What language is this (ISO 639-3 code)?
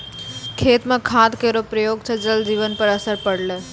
mai